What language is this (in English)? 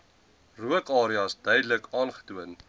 Afrikaans